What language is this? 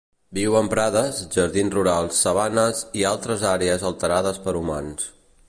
Catalan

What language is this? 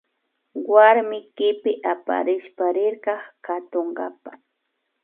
Imbabura Highland Quichua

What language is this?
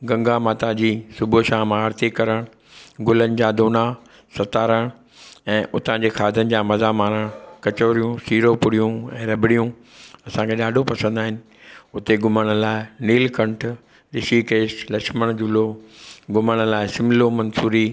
Sindhi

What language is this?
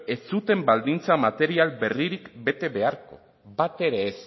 Basque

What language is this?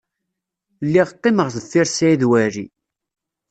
Kabyle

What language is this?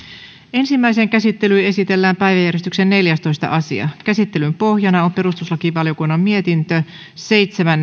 Finnish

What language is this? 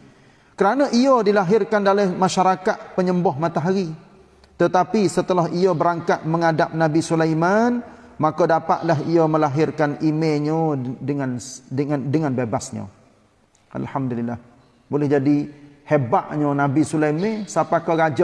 Malay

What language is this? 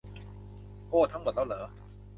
Thai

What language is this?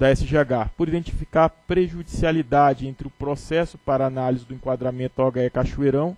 Portuguese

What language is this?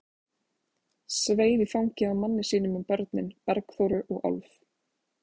Icelandic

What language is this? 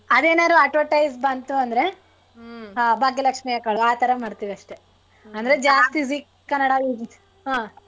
Kannada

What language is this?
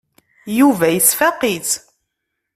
Kabyle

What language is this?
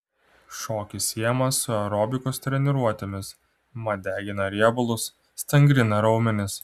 Lithuanian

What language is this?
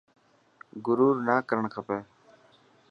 Dhatki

